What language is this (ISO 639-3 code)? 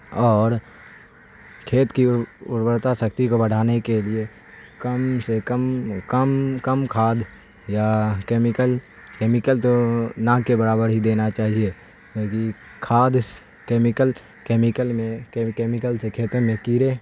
urd